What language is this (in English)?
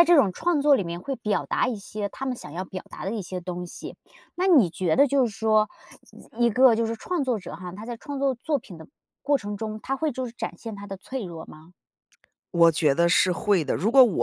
Chinese